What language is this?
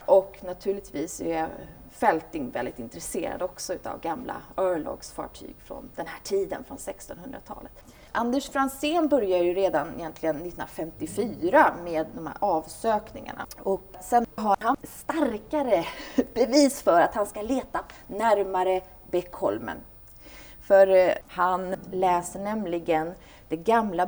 Swedish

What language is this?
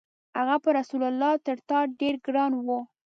Pashto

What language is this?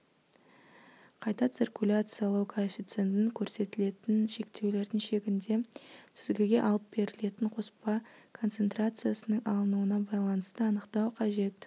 Kazakh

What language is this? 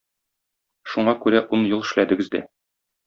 Tatar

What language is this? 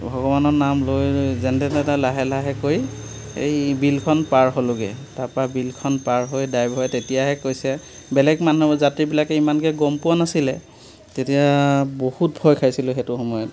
Assamese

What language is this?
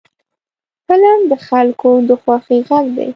Pashto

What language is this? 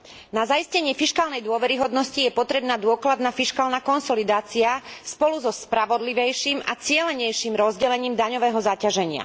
Slovak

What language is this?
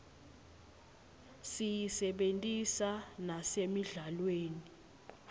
Swati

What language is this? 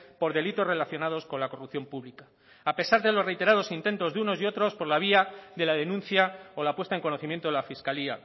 Spanish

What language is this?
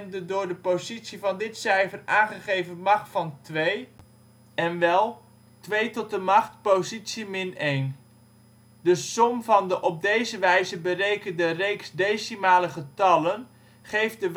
Dutch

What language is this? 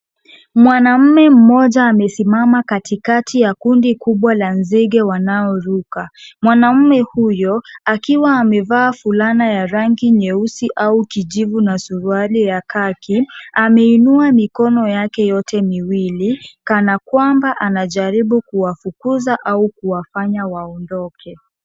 Swahili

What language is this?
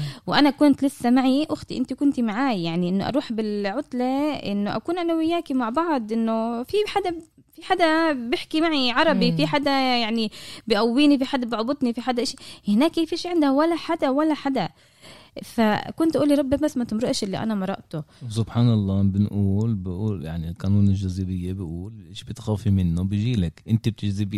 Arabic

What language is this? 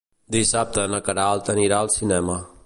Catalan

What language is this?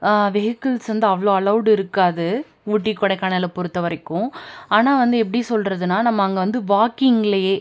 Tamil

